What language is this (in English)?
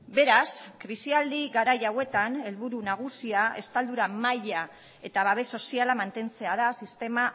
Basque